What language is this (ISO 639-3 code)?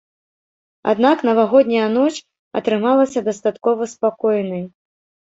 bel